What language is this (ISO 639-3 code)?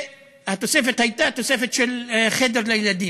heb